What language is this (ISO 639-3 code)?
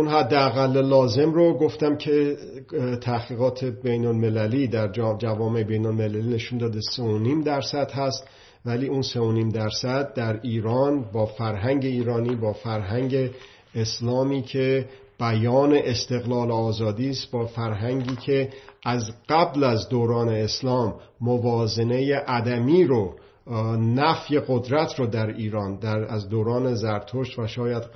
fas